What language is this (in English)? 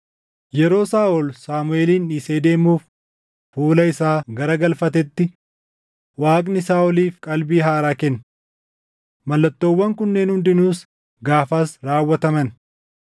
Oromo